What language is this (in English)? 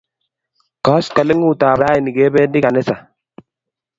Kalenjin